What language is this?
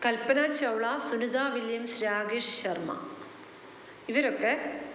Malayalam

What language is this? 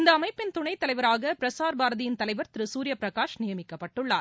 Tamil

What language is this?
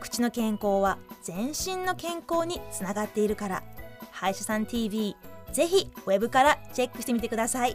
Japanese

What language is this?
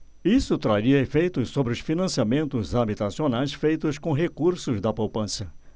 Portuguese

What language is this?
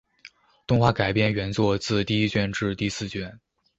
Chinese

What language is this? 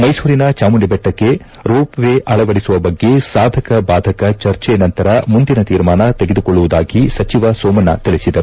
Kannada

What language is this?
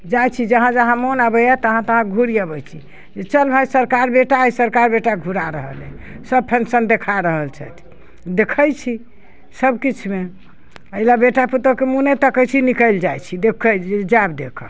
Maithili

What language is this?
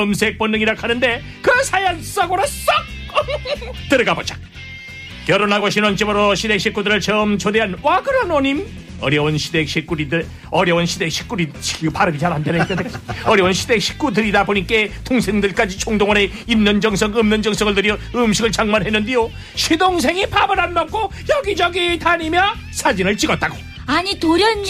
Korean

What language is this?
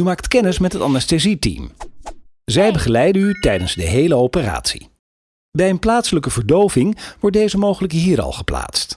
Dutch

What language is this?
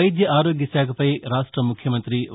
Telugu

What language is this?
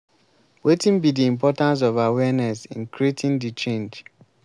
Nigerian Pidgin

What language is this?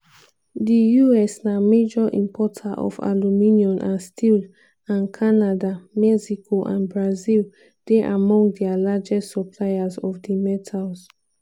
Nigerian Pidgin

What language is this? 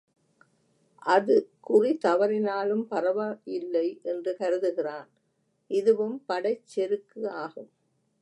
Tamil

